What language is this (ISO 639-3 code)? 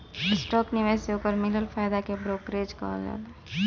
bho